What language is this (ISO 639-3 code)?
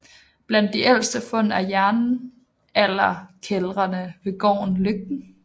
dan